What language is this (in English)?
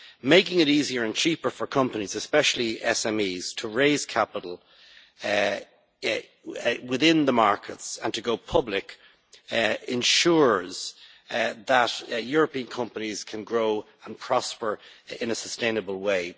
English